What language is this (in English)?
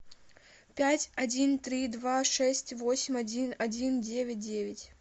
Russian